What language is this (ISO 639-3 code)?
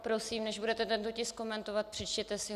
ces